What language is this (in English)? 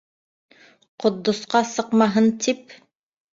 Bashkir